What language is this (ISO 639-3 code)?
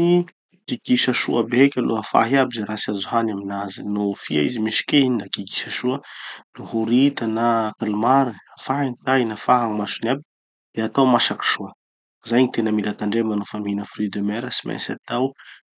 txy